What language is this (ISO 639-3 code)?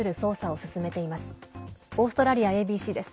jpn